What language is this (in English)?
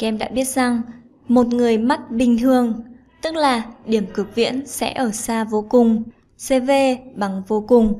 Vietnamese